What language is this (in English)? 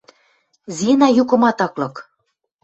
Western Mari